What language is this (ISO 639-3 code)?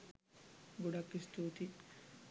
sin